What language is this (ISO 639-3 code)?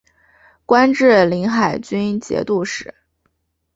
zho